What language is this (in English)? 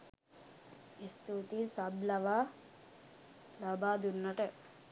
Sinhala